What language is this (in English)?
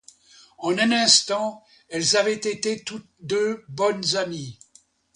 French